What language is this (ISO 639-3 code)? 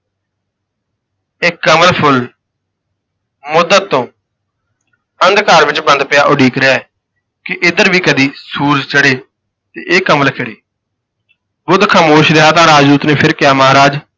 pan